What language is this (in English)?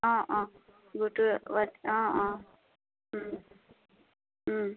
Assamese